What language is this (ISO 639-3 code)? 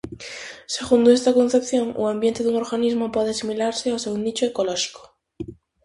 glg